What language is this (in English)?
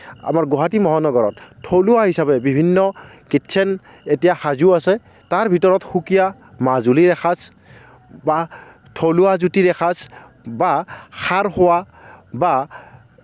Assamese